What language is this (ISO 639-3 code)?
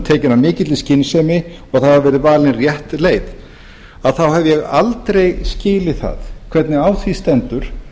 isl